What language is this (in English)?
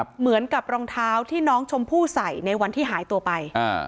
Thai